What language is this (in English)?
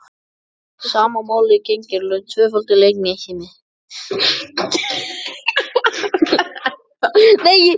Icelandic